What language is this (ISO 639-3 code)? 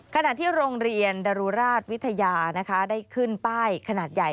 tha